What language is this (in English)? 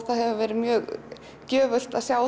Icelandic